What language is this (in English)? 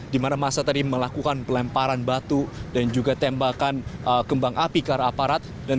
Indonesian